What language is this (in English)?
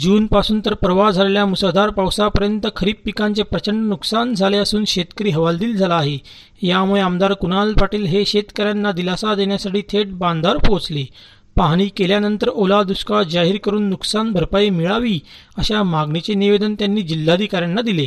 Marathi